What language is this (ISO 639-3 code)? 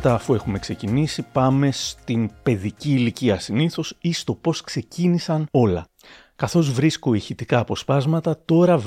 ell